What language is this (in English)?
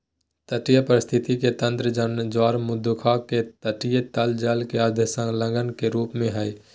Magahi